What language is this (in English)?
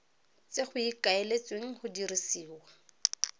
Tswana